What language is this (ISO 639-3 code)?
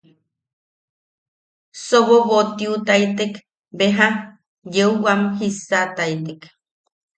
yaq